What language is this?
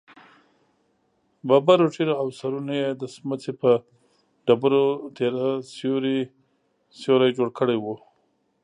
Pashto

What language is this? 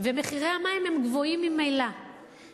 Hebrew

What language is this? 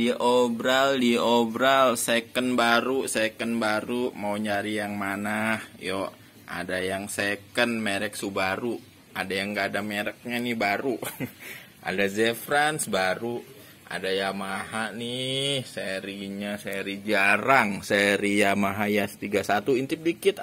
Indonesian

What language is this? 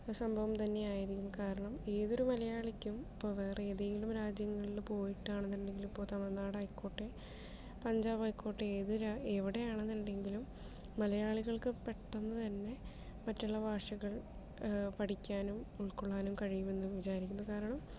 Malayalam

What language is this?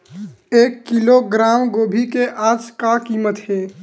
Chhattisgarhi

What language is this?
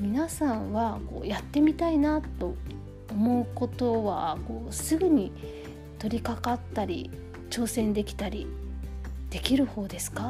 Japanese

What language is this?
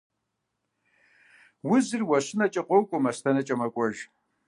Kabardian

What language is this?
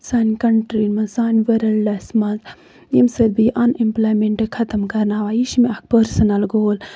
Kashmiri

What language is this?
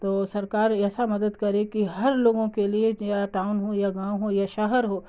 Urdu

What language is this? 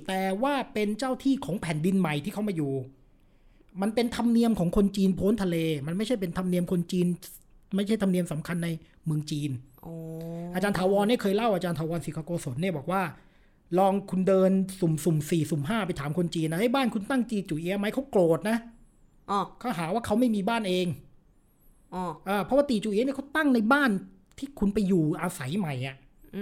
Thai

